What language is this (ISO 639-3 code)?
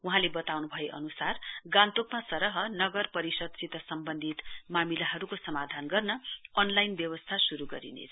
nep